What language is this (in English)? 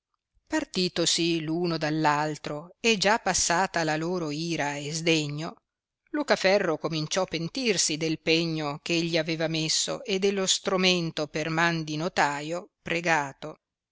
Italian